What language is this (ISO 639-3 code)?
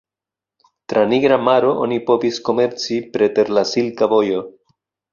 epo